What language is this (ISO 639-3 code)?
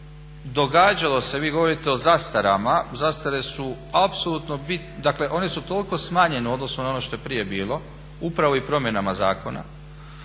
hrv